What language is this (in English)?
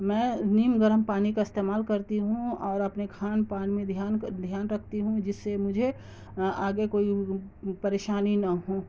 Urdu